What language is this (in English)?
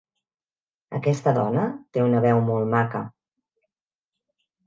Catalan